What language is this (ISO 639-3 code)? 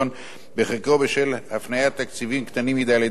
heb